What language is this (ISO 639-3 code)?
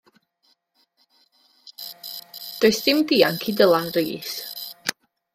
cym